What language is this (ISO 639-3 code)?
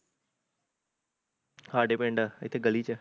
pan